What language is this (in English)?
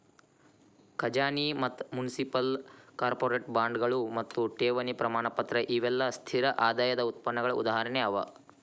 Kannada